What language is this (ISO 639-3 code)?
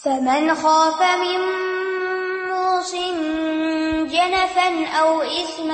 urd